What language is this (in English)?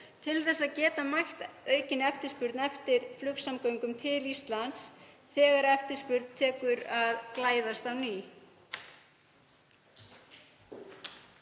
Icelandic